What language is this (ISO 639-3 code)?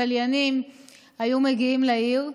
heb